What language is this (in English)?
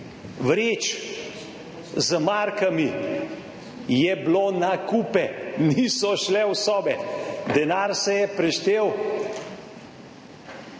Slovenian